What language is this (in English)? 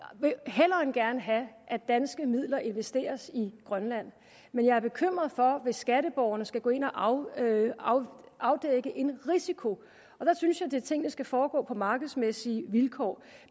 Danish